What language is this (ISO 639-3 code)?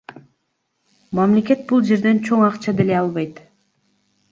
kir